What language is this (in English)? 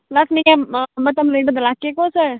Manipuri